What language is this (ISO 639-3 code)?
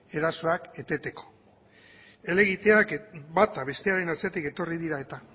eus